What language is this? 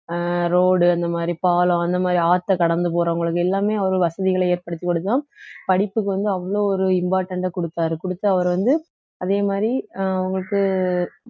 Tamil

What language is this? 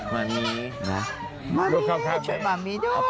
Thai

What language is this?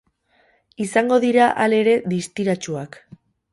Basque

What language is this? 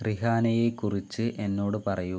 Malayalam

